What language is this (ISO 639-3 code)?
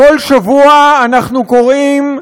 heb